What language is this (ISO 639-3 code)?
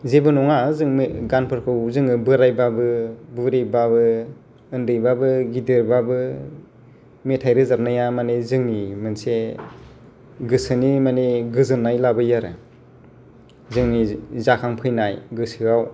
brx